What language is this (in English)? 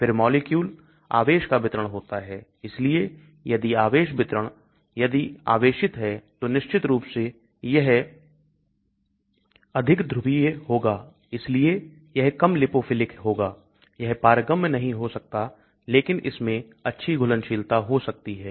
Hindi